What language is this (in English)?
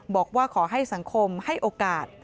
Thai